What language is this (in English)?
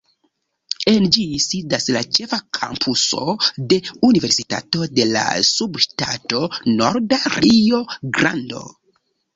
Esperanto